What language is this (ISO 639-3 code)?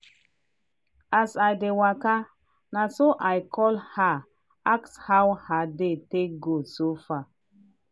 pcm